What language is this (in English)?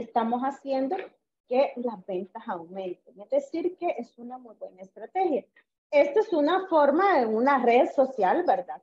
Spanish